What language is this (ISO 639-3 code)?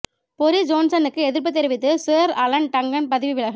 tam